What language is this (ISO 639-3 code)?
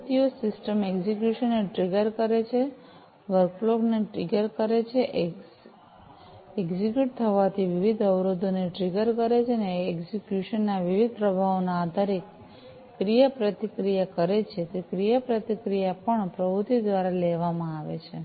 guj